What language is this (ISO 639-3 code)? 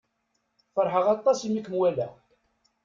kab